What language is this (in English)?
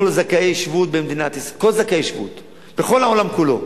Hebrew